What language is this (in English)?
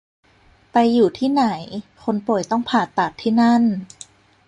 Thai